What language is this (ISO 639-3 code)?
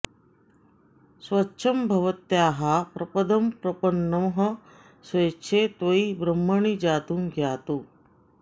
san